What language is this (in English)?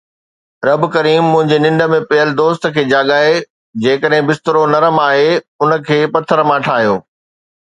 Sindhi